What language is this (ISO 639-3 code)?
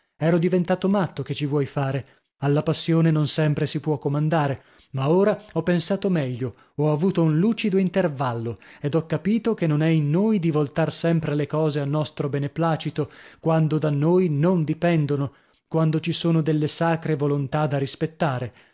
ita